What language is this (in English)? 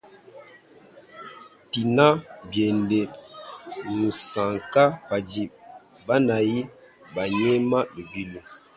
Luba-Lulua